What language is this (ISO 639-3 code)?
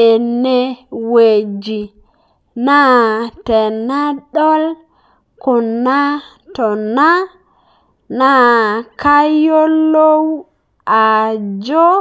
mas